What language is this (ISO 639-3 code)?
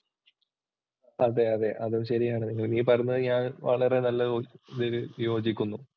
mal